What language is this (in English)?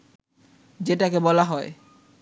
Bangla